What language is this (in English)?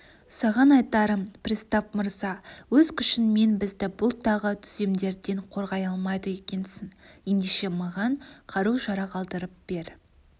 Kazakh